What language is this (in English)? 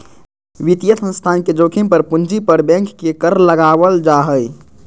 Magahi